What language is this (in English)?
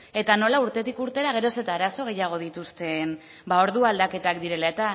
Basque